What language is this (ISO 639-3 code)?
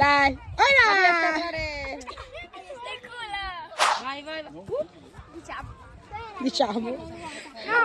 ita